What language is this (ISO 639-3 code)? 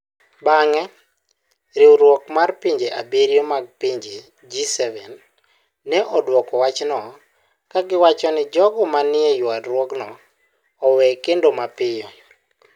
luo